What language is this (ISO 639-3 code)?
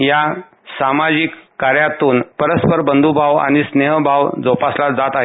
mar